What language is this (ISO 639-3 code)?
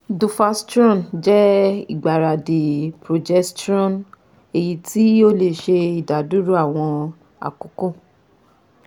yor